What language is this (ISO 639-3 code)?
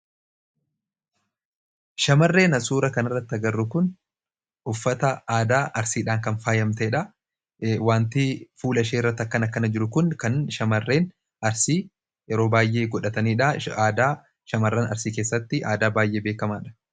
orm